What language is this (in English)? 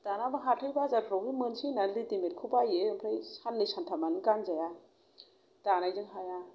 Bodo